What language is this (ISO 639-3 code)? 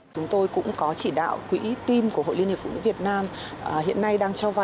vie